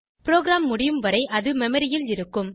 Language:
Tamil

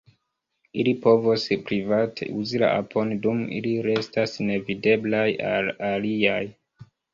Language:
Esperanto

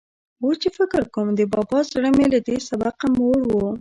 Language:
Pashto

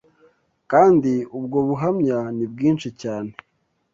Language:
Kinyarwanda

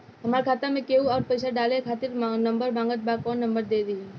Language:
Bhojpuri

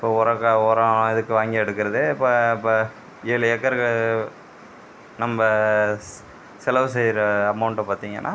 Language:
Tamil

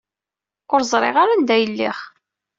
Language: Kabyle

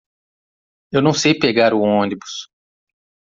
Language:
Portuguese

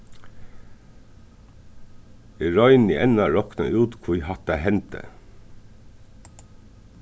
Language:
Faroese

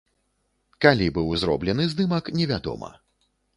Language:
Belarusian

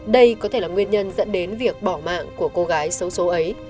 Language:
Vietnamese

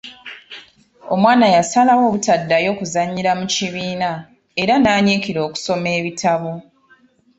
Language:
Ganda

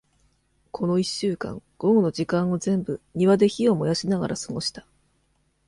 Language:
Japanese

